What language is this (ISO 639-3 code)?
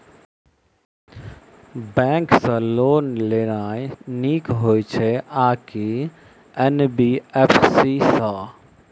mai